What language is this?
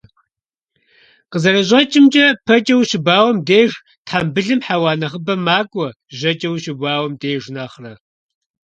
Kabardian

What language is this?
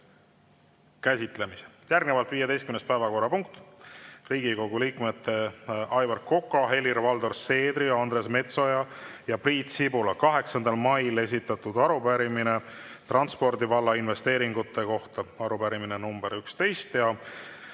Estonian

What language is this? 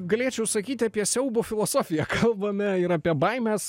Lithuanian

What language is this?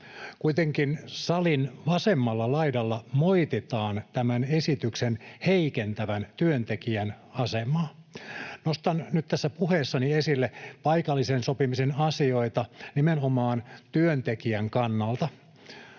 Finnish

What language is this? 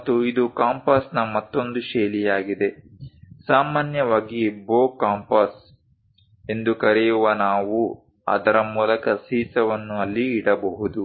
Kannada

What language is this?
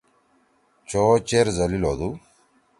Torwali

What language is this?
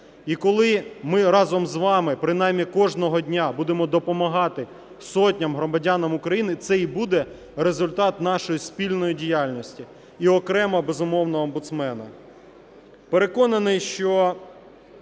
Ukrainian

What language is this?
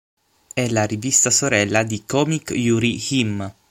Italian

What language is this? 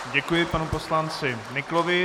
Czech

